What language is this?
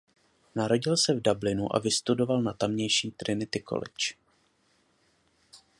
Czech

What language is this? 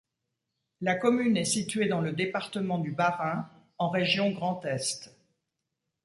French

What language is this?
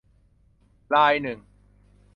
Thai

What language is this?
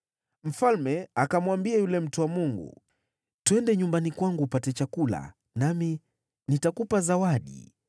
Swahili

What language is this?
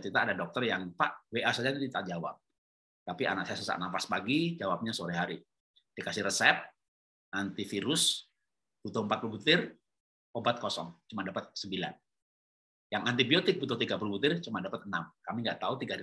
Indonesian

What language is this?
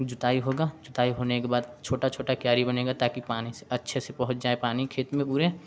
Hindi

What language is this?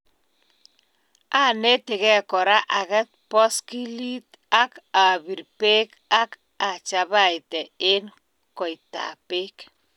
Kalenjin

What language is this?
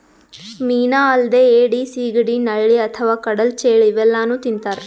Kannada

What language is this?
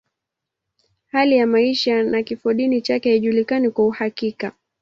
Swahili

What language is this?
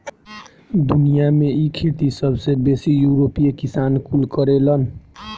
Bhojpuri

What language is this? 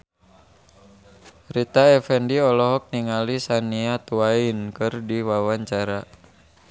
Sundanese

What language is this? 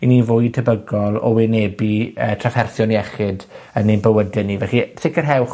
Welsh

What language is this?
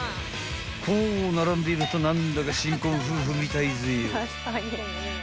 Japanese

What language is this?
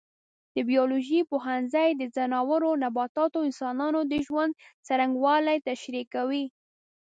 Pashto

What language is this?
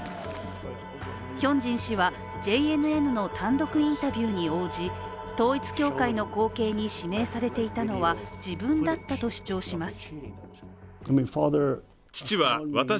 Japanese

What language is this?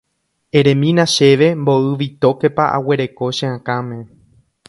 Guarani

